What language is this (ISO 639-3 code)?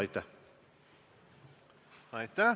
est